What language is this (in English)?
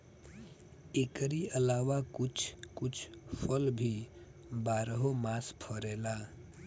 Bhojpuri